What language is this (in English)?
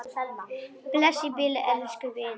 Icelandic